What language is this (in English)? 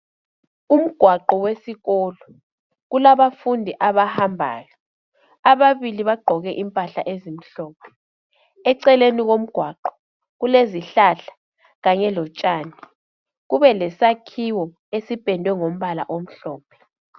North Ndebele